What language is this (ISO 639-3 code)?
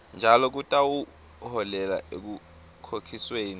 ssw